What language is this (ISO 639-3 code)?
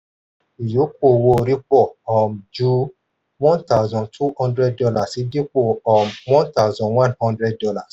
yor